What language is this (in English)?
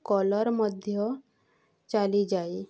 Odia